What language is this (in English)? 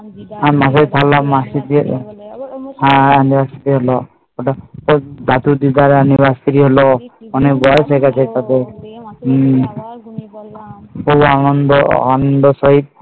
Bangla